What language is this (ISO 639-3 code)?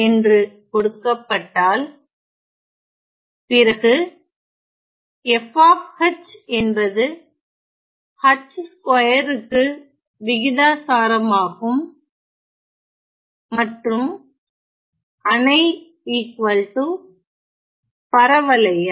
tam